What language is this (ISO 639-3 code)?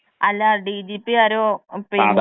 mal